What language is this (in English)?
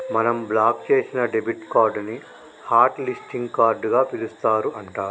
Telugu